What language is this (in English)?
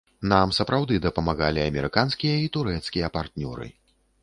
Belarusian